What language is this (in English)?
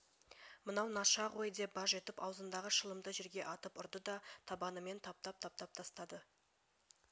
Kazakh